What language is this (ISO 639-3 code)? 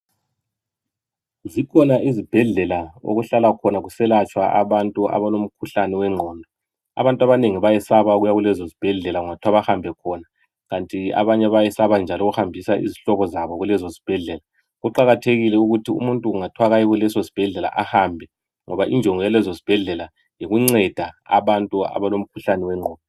nde